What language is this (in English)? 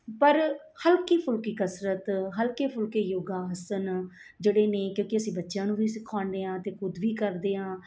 Punjabi